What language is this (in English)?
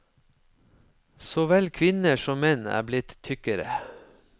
Norwegian